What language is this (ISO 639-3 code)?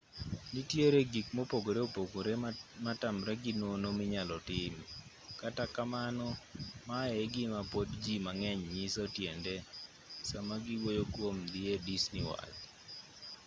luo